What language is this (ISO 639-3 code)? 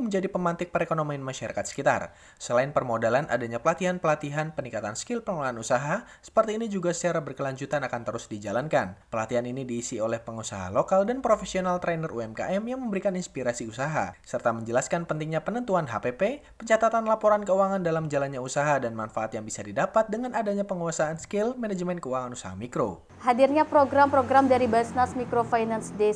ind